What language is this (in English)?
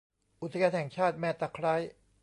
Thai